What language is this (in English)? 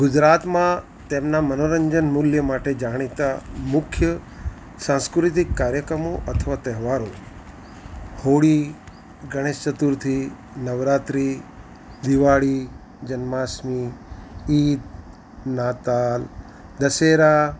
Gujarati